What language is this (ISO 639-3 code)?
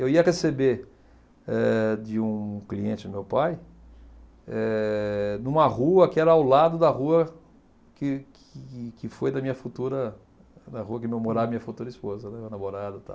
por